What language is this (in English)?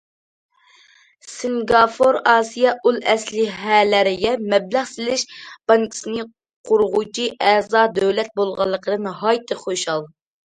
Uyghur